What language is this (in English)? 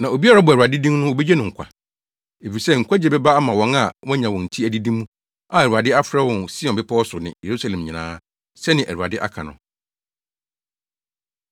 Akan